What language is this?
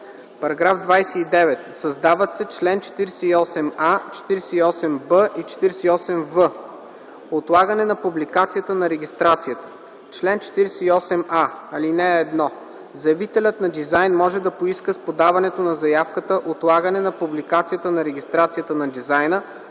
Bulgarian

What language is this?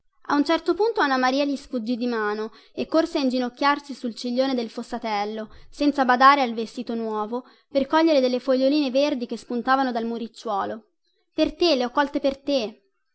Italian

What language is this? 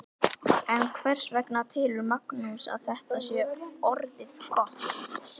Icelandic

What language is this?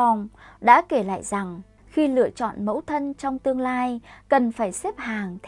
Vietnamese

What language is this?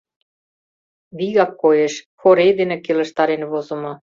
Mari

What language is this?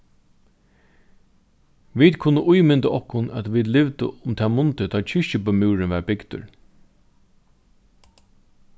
Faroese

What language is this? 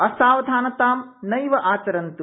Sanskrit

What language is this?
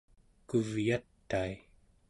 Central Yupik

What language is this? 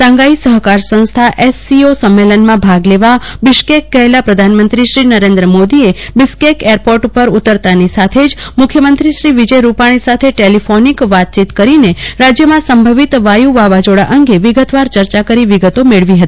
Gujarati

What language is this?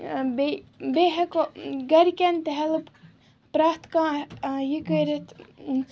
Kashmiri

